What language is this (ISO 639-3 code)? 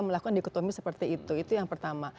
ind